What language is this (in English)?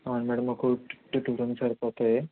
Telugu